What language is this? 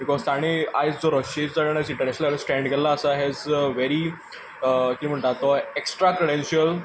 Konkani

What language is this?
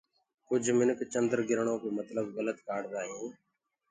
Gurgula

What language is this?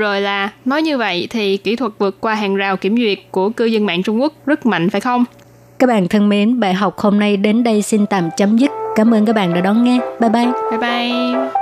Vietnamese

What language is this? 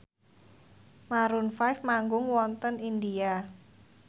Javanese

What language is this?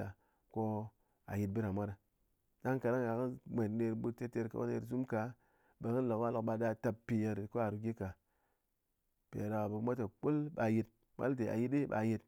Ngas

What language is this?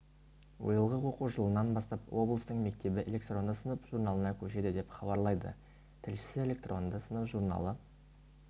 Kazakh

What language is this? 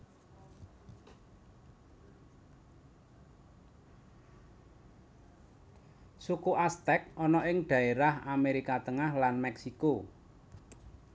Javanese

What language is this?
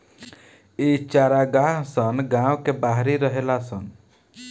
Bhojpuri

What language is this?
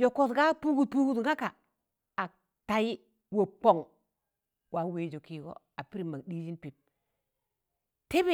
Tangale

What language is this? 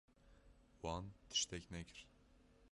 Kurdish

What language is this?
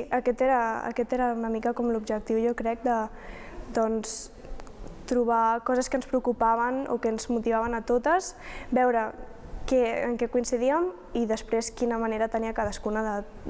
Catalan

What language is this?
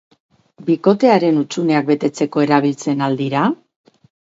Basque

